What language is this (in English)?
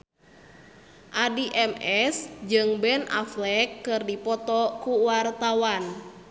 Sundanese